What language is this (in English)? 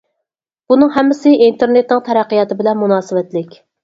Uyghur